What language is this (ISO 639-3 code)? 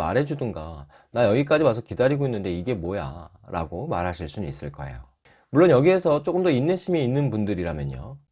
kor